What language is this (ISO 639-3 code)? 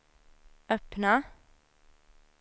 swe